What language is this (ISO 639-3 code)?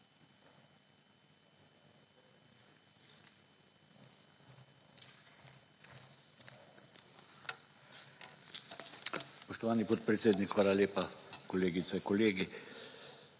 slv